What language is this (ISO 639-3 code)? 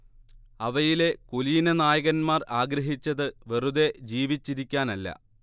mal